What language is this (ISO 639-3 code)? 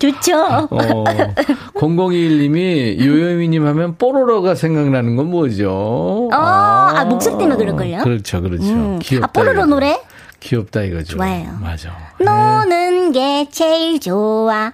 kor